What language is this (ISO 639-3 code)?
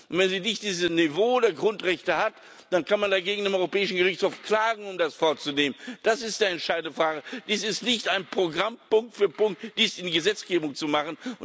deu